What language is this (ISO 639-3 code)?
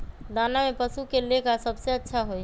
mag